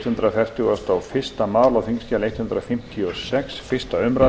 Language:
Icelandic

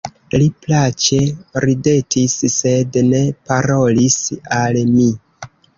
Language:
Esperanto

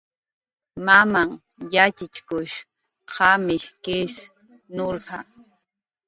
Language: Jaqaru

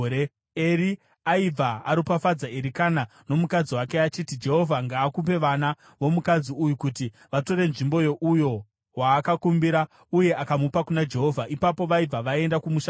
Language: Shona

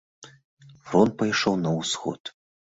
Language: Belarusian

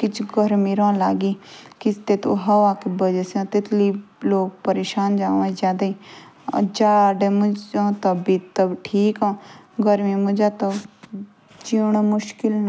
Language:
Jaunsari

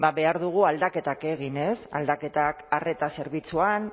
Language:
Basque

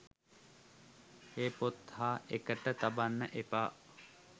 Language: Sinhala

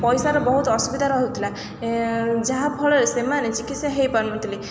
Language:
Odia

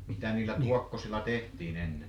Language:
Finnish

